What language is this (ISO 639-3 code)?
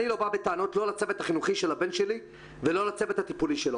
heb